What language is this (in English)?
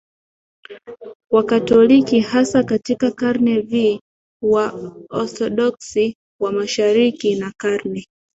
Swahili